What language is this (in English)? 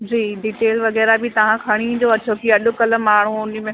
Sindhi